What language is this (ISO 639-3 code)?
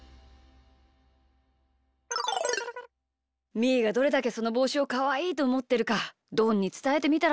jpn